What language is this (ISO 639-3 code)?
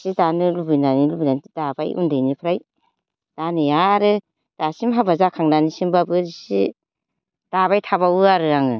brx